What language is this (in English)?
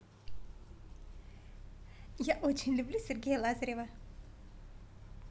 Russian